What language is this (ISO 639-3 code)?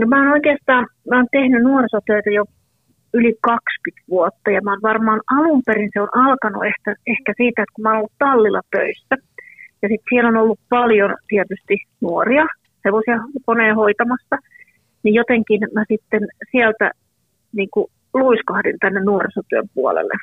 fin